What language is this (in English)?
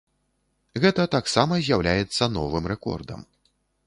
Belarusian